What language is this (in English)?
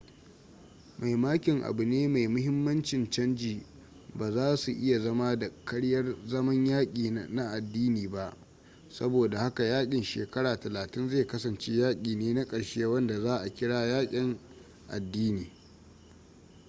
Hausa